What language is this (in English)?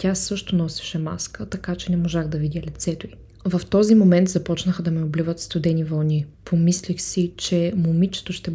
Bulgarian